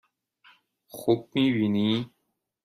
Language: Persian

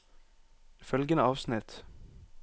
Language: Norwegian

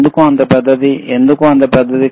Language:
Telugu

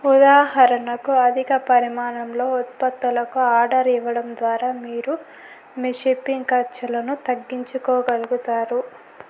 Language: Telugu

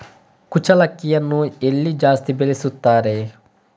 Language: Kannada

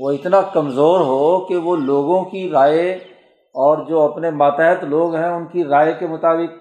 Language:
Urdu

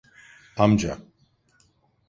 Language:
Turkish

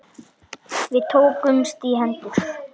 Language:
Icelandic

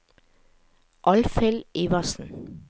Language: Norwegian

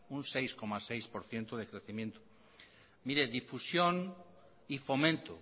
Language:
Spanish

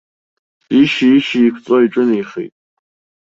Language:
Abkhazian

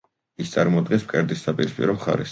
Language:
Georgian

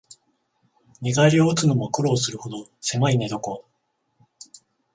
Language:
Japanese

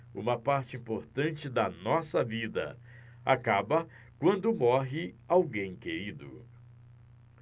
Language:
Portuguese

